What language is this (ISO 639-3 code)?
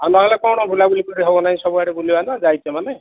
ori